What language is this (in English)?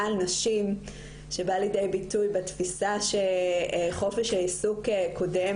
Hebrew